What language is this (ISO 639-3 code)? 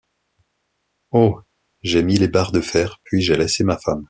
fra